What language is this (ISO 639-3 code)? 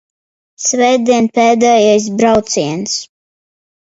lav